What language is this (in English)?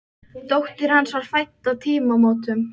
Icelandic